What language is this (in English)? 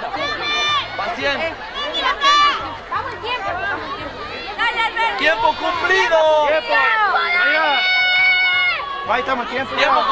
Spanish